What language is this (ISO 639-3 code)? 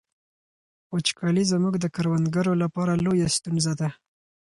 pus